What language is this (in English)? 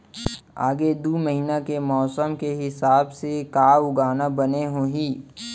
Chhattisgarhi